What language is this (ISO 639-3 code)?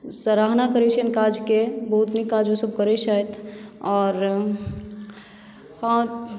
mai